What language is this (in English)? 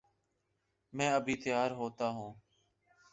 Urdu